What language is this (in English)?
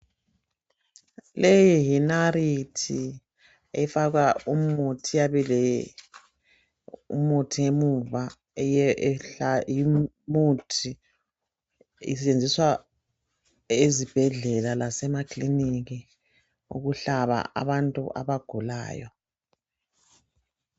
North Ndebele